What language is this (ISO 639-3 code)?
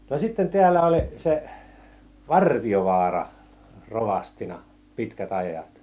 fin